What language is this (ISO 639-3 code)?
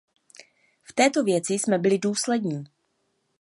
ces